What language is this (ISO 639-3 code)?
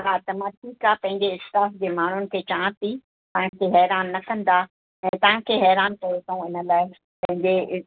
snd